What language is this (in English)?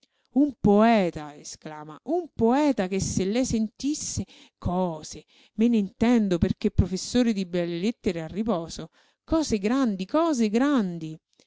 Italian